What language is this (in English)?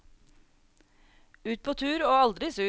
Norwegian